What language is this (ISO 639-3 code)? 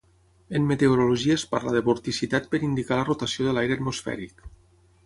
cat